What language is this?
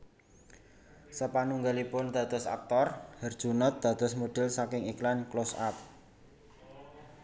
Javanese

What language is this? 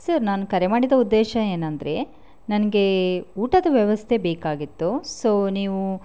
Kannada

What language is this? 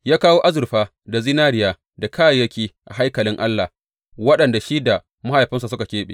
Hausa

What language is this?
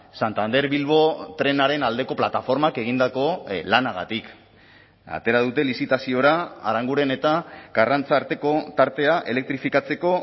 Basque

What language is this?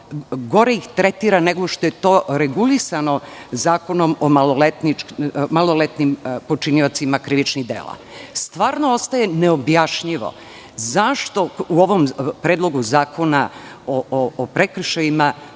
Serbian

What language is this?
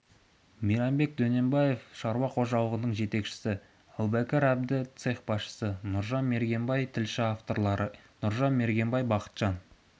Kazakh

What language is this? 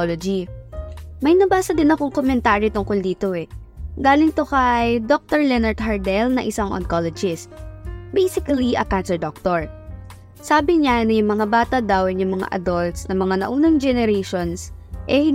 Filipino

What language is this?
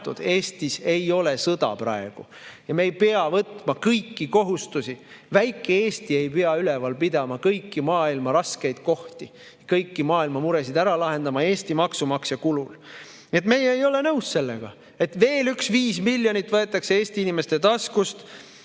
Estonian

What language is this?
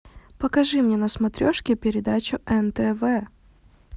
Russian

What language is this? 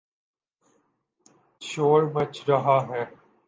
Urdu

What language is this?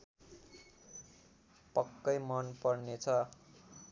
Nepali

